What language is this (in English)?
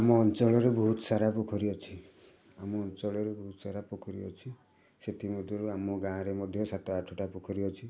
Odia